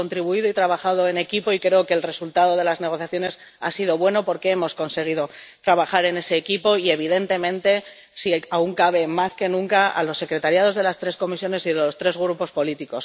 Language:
Spanish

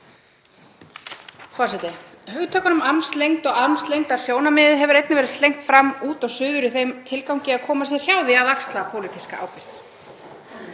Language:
Icelandic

